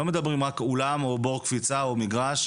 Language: Hebrew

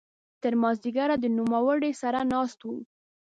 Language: Pashto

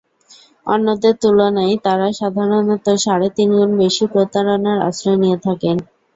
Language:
Bangla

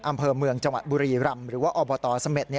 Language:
Thai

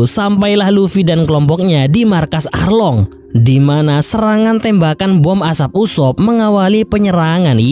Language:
Indonesian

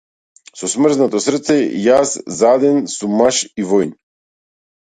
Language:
Macedonian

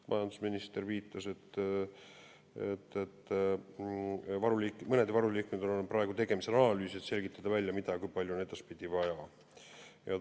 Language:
Estonian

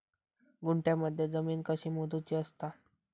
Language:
Marathi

